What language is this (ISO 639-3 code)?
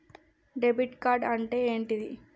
tel